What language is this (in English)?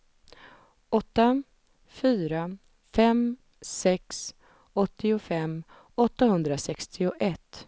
Swedish